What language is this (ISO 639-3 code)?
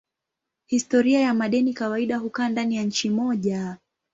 swa